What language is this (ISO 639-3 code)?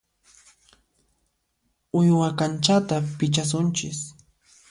qxp